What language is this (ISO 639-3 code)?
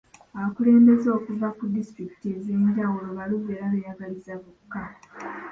lug